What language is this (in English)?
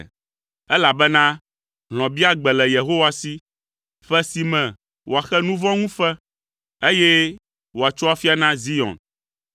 Ewe